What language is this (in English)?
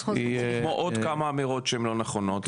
Hebrew